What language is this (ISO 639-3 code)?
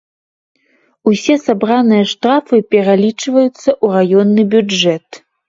bel